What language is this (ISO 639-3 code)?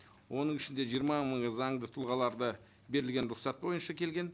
kaz